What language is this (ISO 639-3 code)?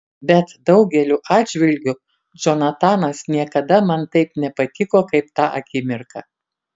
lit